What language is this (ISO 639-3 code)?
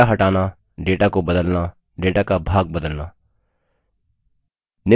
hin